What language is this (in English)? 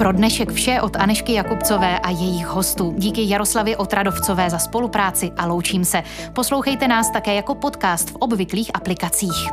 Czech